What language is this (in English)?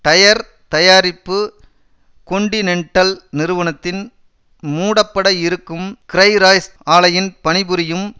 Tamil